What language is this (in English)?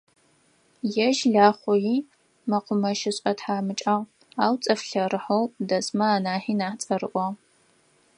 Adyghe